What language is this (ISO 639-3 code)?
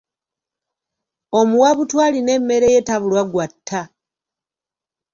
lug